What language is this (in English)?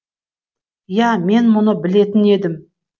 Kazakh